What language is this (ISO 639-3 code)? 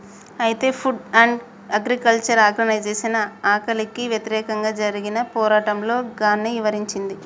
tel